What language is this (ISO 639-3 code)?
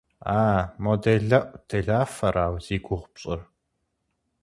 kbd